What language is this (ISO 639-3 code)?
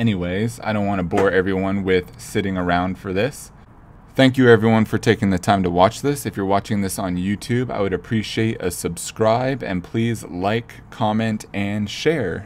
eng